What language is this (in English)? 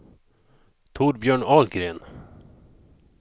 Swedish